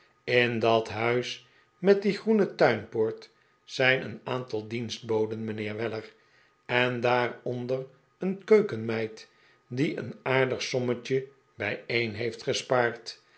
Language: Dutch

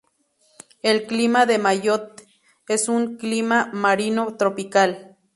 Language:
Spanish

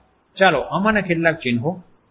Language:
Gujarati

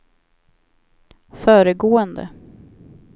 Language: Swedish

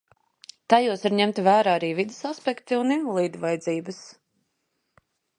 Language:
Latvian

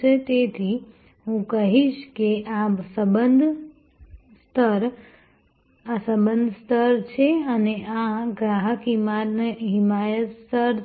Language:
Gujarati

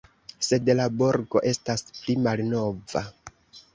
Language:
Esperanto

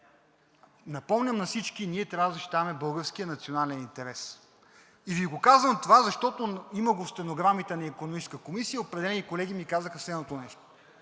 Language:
Bulgarian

